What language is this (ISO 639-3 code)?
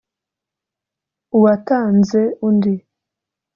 kin